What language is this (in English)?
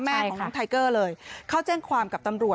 Thai